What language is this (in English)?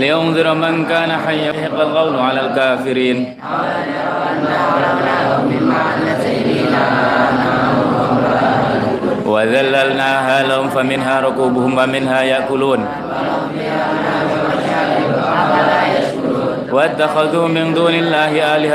Indonesian